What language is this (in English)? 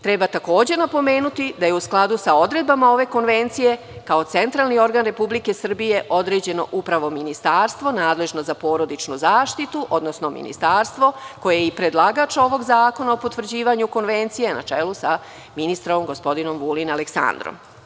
Serbian